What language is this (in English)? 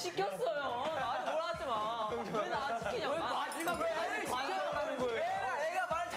Korean